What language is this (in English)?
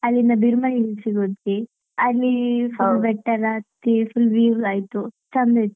Kannada